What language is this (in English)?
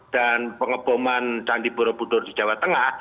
Indonesian